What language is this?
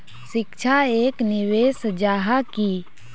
Magahi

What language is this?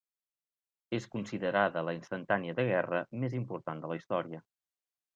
Catalan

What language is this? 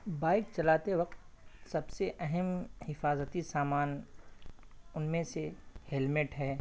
Urdu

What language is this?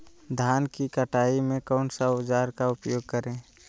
Magahi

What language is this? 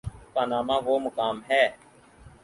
Urdu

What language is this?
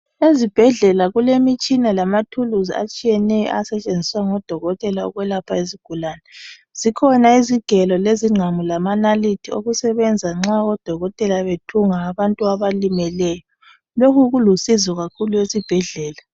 North Ndebele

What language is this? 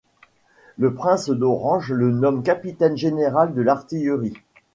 French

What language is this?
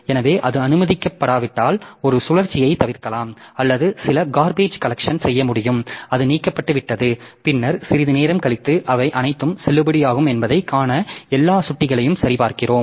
Tamil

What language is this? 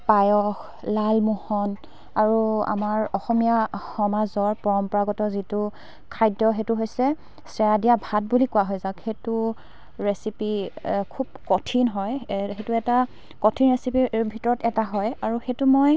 Assamese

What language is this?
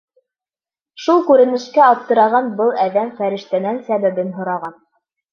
Bashkir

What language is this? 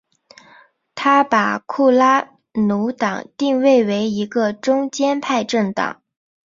Chinese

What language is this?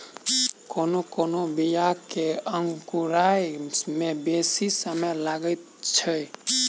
Maithili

